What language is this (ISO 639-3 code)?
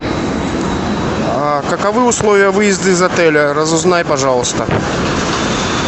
rus